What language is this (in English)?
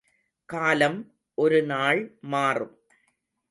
Tamil